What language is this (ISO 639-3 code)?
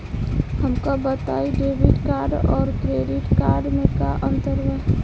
bho